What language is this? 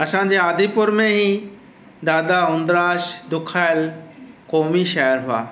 Sindhi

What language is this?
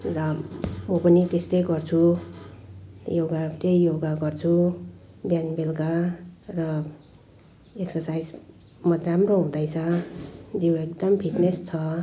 Nepali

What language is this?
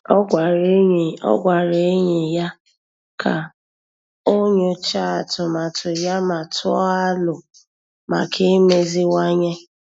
Igbo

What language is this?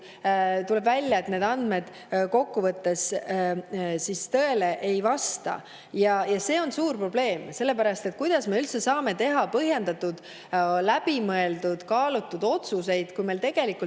Estonian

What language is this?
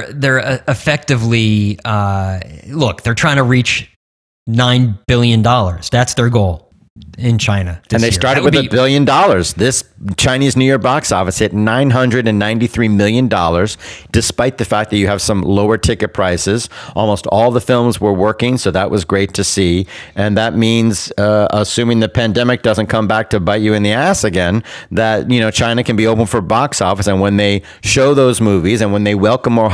English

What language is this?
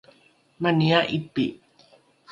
Rukai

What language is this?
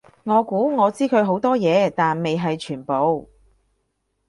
Cantonese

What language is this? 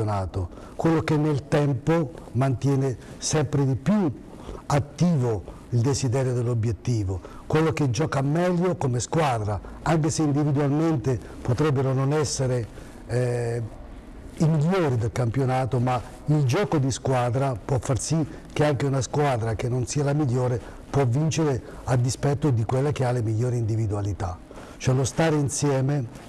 Italian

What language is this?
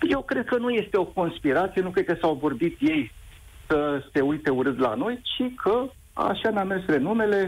Romanian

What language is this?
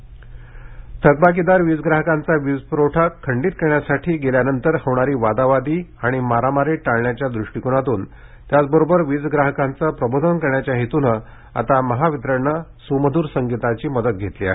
Marathi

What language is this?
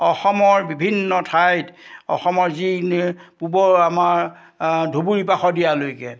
Assamese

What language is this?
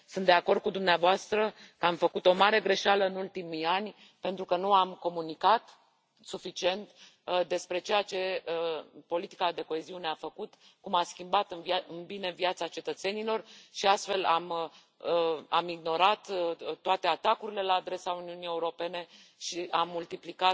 Romanian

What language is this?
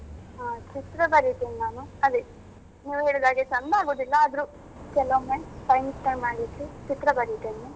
Kannada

